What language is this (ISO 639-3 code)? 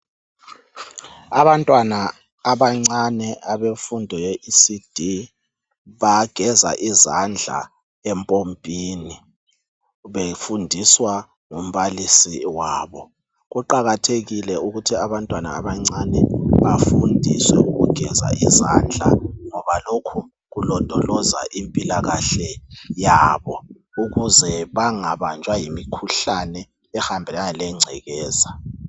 nde